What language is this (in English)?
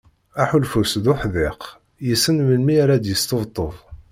Kabyle